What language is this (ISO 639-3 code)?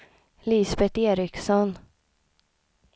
swe